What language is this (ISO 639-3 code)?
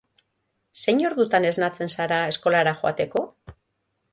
eus